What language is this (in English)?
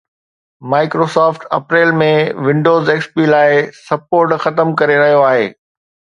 Sindhi